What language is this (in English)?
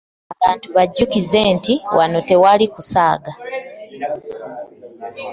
Ganda